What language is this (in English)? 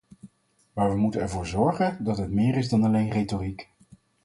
Dutch